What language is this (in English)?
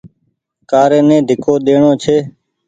Goaria